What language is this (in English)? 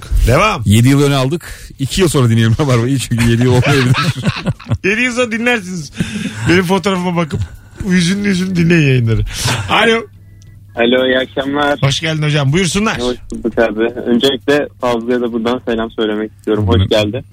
Turkish